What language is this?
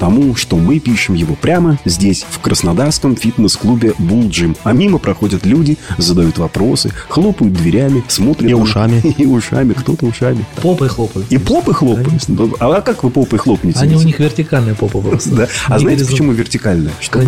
Russian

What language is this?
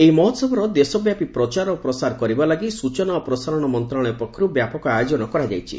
Odia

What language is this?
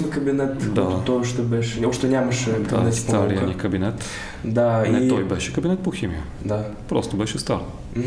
Bulgarian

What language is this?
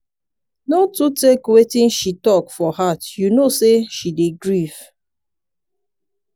Nigerian Pidgin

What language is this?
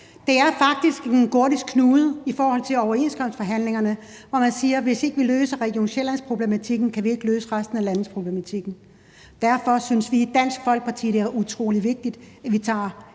Danish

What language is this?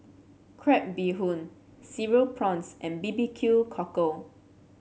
English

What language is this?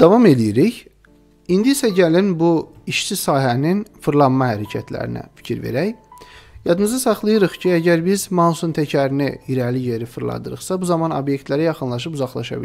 Turkish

